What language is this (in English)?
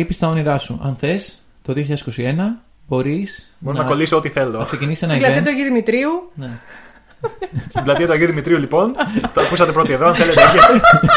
Greek